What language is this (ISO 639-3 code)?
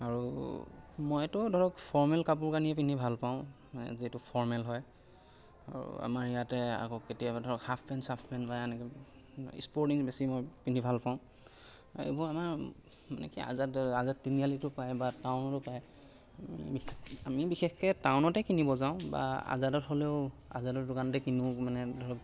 asm